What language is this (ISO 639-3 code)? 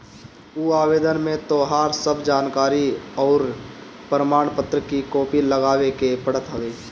bho